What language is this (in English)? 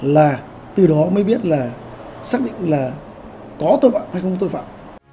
Vietnamese